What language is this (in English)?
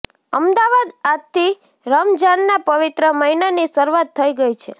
Gujarati